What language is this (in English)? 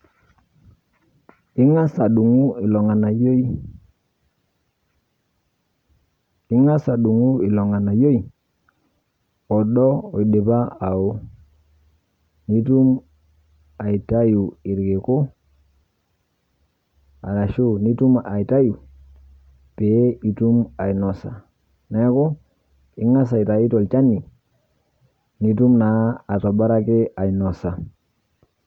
Masai